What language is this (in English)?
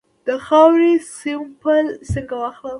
Pashto